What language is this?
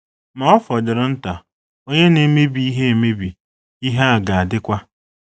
Igbo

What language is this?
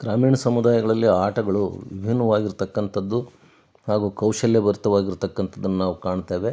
Kannada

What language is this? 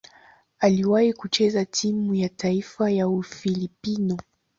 Swahili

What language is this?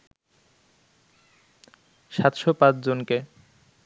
Bangla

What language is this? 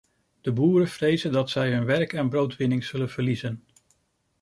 Dutch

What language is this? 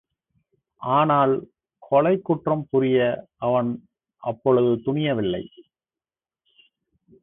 Tamil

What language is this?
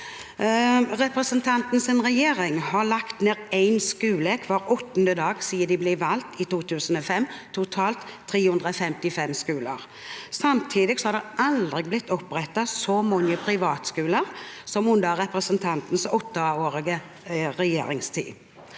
Norwegian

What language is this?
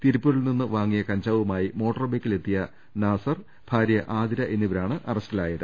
Malayalam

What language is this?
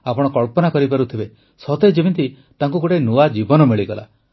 Odia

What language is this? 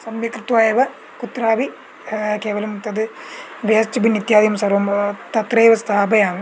Sanskrit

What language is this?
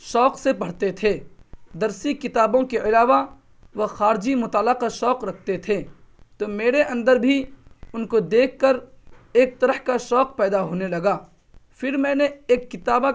Urdu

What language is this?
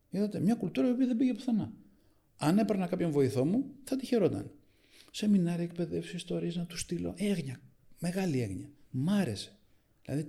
Greek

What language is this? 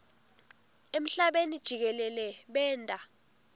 Swati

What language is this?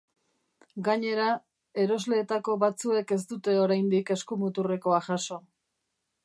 Basque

